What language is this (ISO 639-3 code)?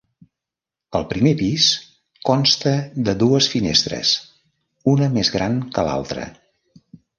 cat